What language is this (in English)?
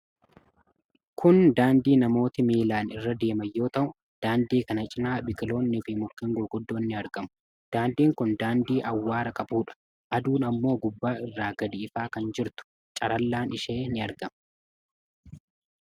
Oromo